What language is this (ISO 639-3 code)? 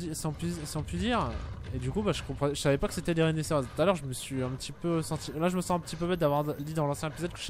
fra